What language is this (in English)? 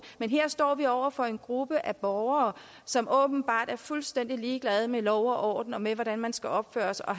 Danish